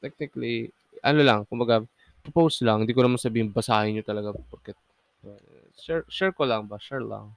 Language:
Filipino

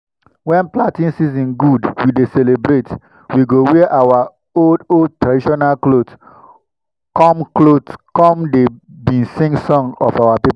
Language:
Nigerian Pidgin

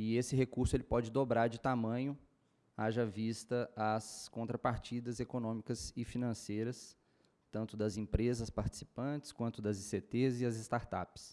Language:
Portuguese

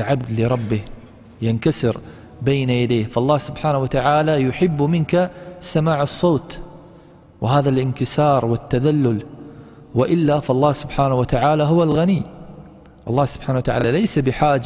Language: Arabic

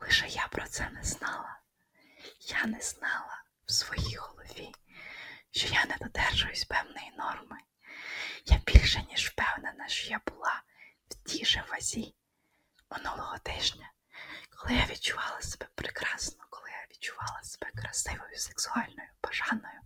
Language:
Ukrainian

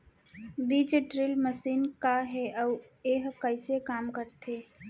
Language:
Chhattisgarhi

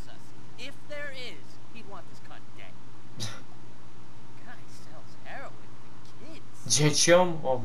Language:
Polish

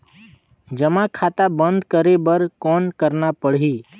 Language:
Chhattisgarhi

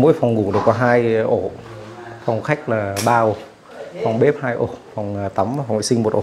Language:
Vietnamese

